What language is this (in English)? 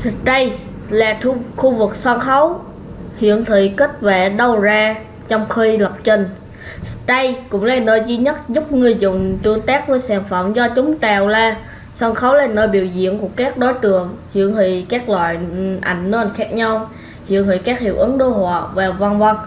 Vietnamese